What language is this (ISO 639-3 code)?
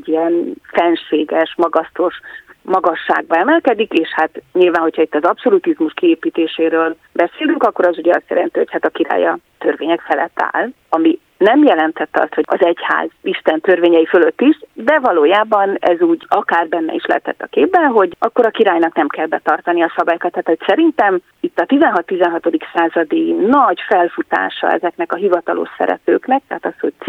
hun